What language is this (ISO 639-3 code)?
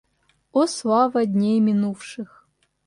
rus